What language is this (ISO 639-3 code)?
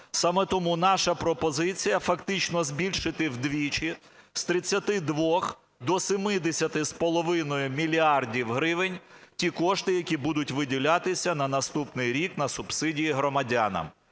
ukr